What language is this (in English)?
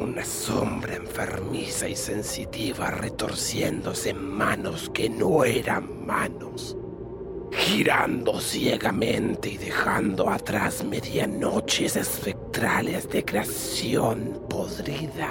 Spanish